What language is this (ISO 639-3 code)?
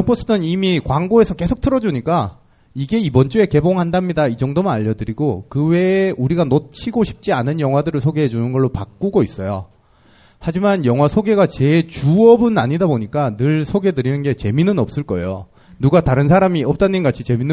kor